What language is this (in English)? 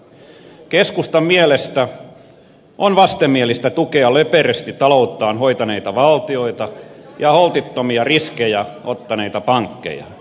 Finnish